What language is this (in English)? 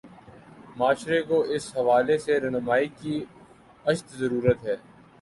Urdu